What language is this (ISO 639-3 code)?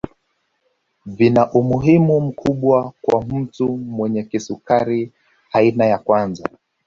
swa